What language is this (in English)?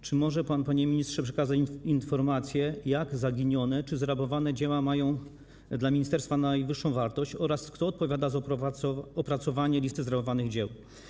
Polish